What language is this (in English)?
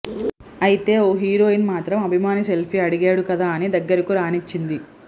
Telugu